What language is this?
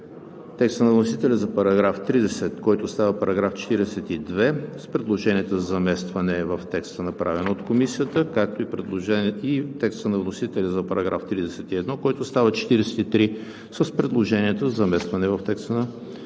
Bulgarian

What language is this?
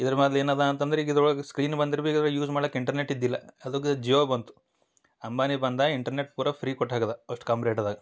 Kannada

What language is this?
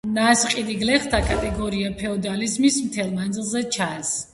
Georgian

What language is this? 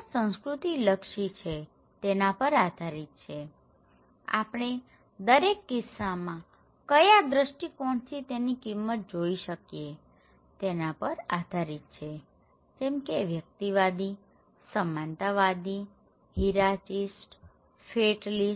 Gujarati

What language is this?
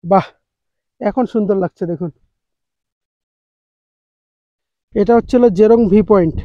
Hindi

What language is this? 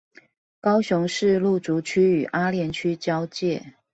Chinese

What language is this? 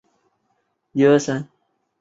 Chinese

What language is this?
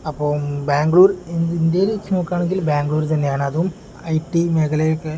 Malayalam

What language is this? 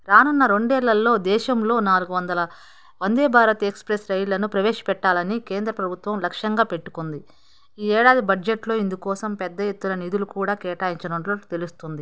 Telugu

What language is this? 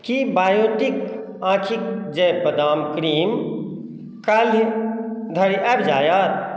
Maithili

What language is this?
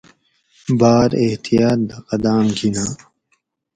Gawri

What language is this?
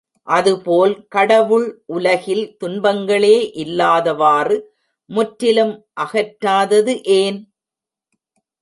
Tamil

